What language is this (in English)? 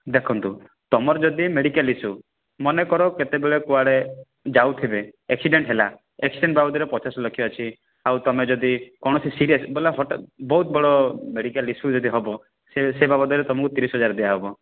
Odia